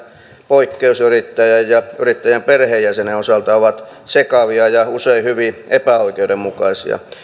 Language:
Finnish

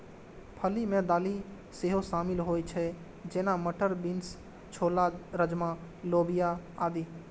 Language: Maithili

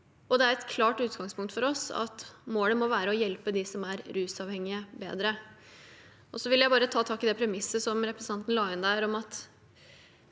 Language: Norwegian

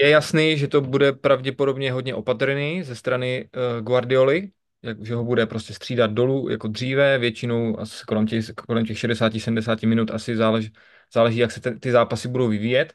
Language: Czech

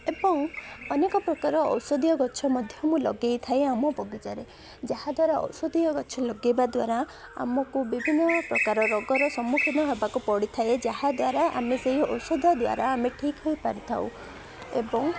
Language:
Odia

